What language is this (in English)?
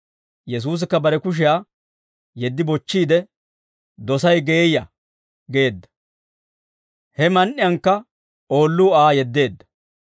Dawro